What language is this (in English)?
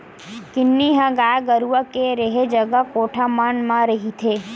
Chhattisgarhi